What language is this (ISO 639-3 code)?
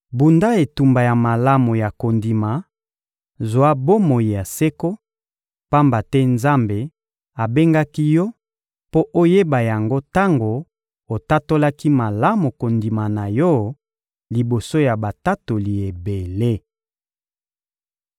lin